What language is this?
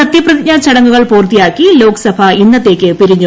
Malayalam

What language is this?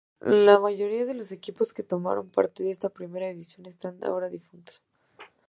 Spanish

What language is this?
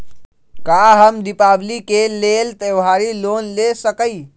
Magahi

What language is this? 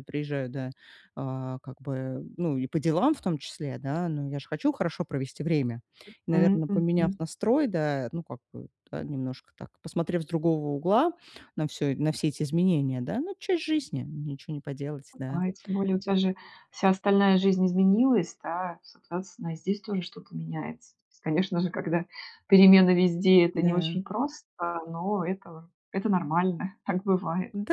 Russian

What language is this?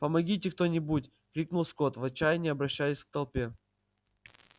Russian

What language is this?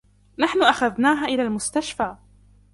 Arabic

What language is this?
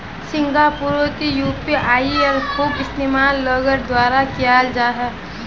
Magahi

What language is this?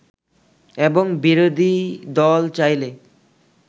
Bangla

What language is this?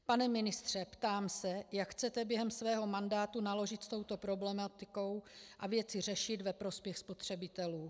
Czech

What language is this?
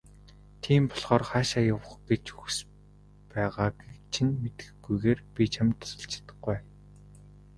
Mongolian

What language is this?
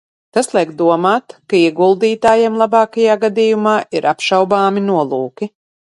Latvian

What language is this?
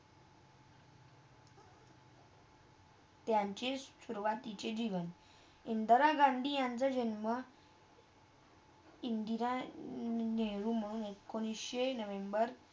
Marathi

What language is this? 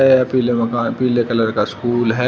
Hindi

